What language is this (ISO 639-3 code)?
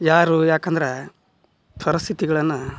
kan